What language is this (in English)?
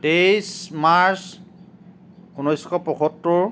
Assamese